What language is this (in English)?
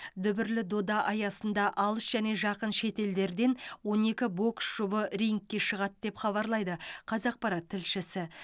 Kazakh